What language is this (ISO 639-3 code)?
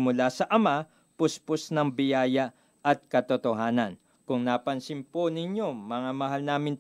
fil